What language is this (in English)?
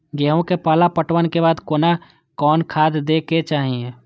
Maithili